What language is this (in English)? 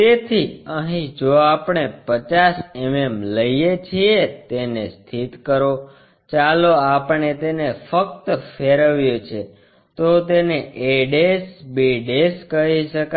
Gujarati